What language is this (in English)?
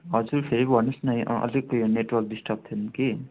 Nepali